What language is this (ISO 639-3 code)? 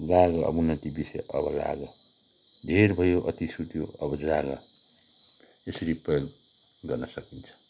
nep